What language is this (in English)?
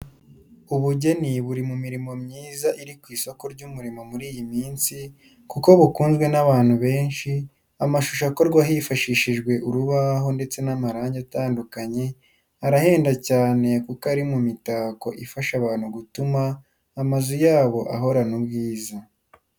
Kinyarwanda